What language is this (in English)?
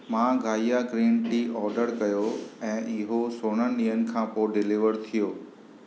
Sindhi